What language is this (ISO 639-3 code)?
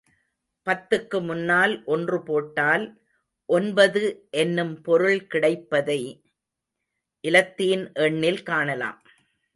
tam